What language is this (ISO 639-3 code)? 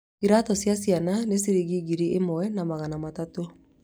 kik